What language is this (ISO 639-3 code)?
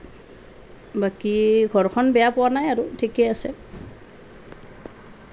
asm